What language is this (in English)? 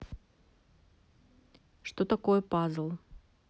Russian